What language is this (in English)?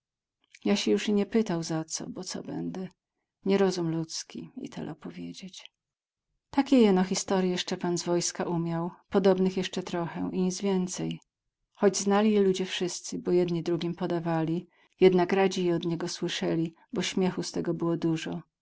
Polish